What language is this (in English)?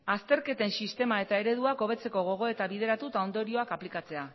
Basque